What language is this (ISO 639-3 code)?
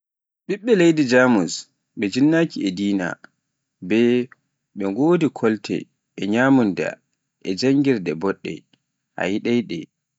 fuf